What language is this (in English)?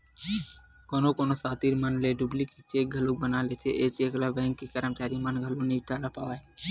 Chhattisgarhi